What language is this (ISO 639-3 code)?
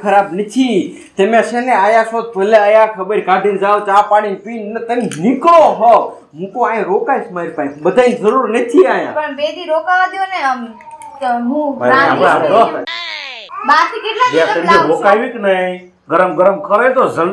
guj